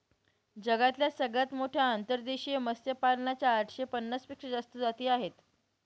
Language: Marathi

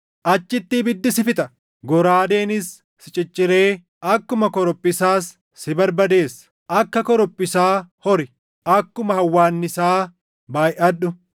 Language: Oromo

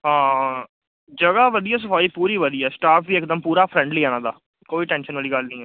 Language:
Punjabi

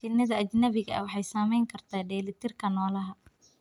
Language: Somali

